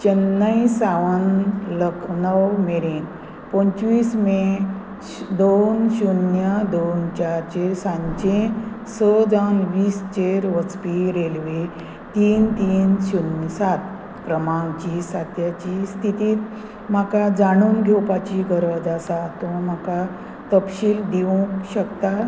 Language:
Konkani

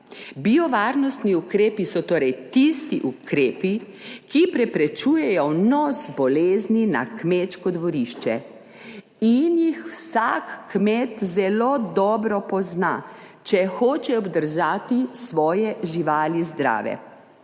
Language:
Slovenian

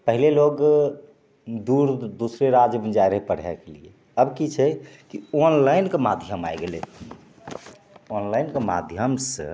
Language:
Maithili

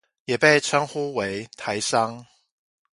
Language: Chinese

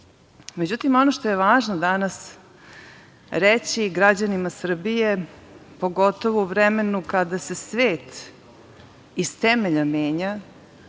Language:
Serbian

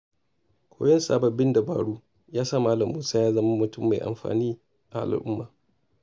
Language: Hausa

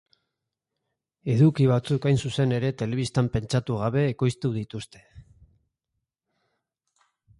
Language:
Basque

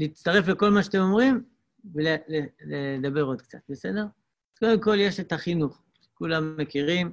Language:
Hebrew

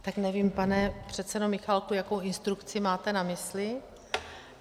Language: Czech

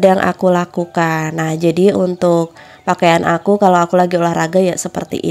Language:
Indonesian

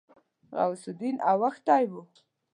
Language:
Pashto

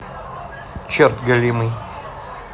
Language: Russian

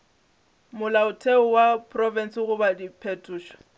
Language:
Northern Sotho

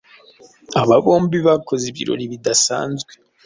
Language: Kinyarwanda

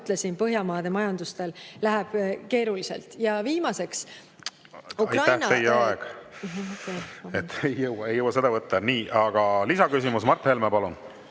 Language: Estonian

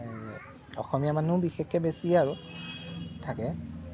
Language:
Assamese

